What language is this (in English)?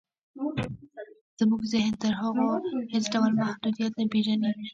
Pashto